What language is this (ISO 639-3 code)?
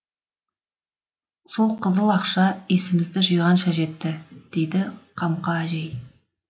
kaz